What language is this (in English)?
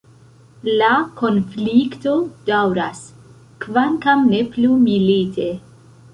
Esperanto